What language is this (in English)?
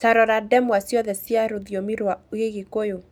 Kikuyu